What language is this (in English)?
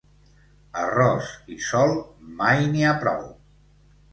Catalan